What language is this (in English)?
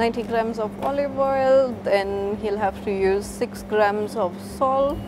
English